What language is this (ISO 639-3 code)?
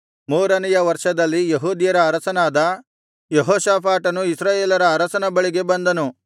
kan